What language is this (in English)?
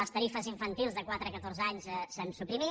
Catalan